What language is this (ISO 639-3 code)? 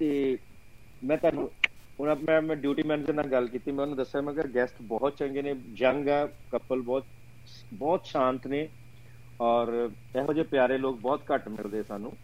pan